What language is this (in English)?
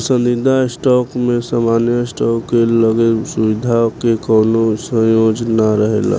Bhojpuri